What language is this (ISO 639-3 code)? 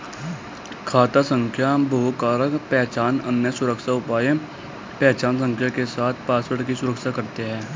hin